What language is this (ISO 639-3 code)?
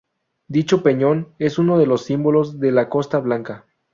spa